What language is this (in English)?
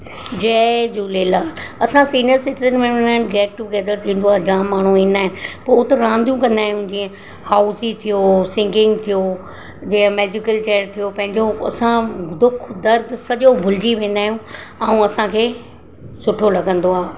Sindhi